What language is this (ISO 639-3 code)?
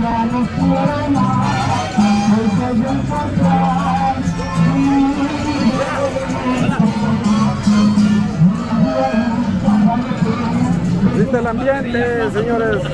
spa